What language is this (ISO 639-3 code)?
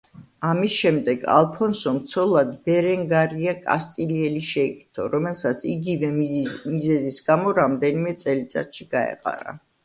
kat